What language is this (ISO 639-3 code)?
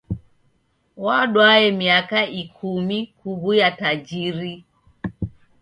dav